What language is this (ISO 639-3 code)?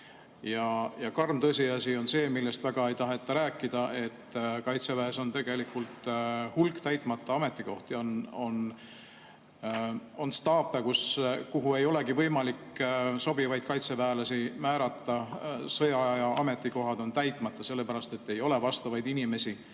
est